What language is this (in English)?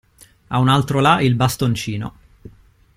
Italian